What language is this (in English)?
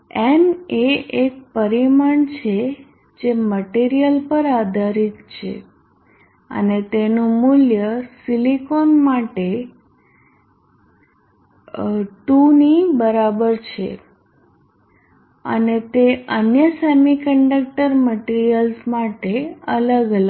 Gujarati